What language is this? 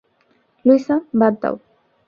Bangla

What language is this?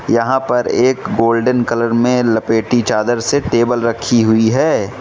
Hindi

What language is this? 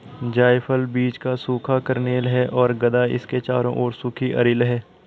Hindi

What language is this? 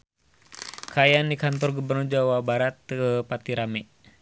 Sundanese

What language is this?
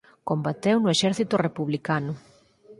Galician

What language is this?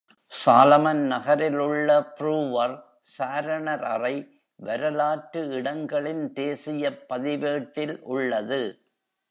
Tamil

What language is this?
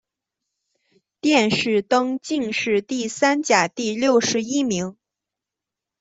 Chinese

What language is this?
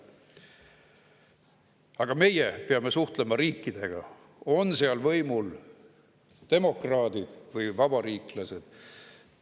Estonian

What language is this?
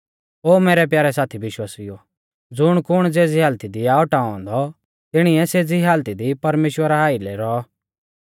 Mahasu Pahari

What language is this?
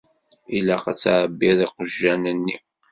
Kabyle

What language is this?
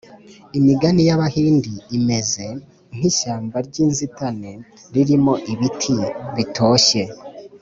Kinyarwanda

